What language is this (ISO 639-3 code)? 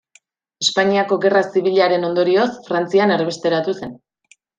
eus